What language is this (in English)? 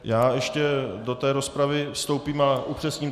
Czech